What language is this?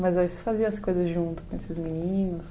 Portuguese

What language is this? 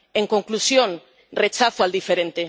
Spanish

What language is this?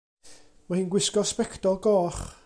Welsh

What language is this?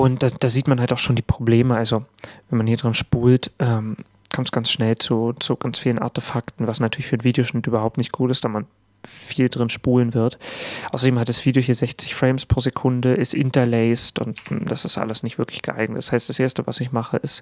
German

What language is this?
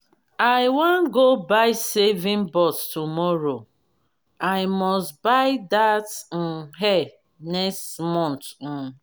Nigerian Pidgin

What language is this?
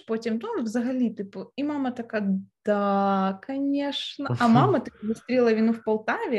Ukrainian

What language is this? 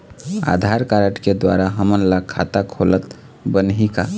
Chhattisgarhi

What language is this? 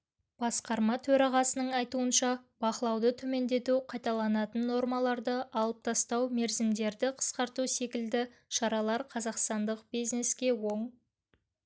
Kazakh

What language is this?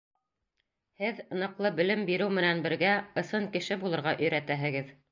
Bashkir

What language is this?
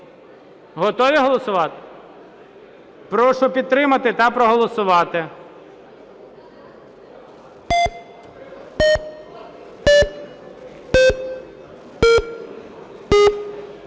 Ukrainian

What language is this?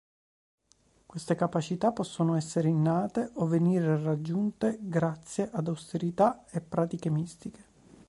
Italian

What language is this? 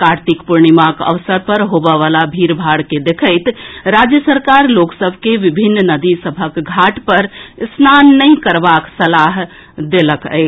Maithili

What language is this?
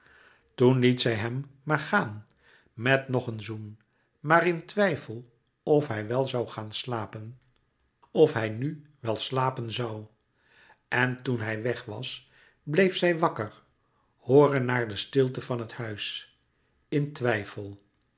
Dutch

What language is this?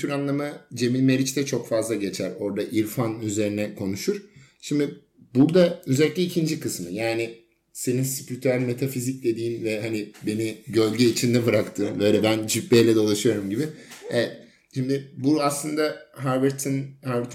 Turkish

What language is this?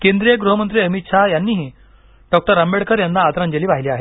Marathi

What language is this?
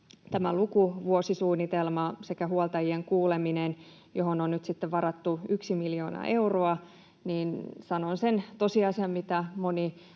Finnish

